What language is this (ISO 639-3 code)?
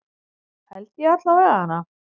isl